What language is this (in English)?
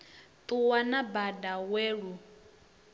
Venda